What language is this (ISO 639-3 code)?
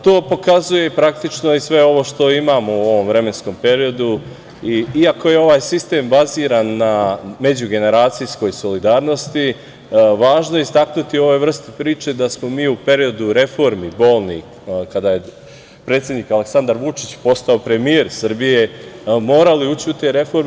srp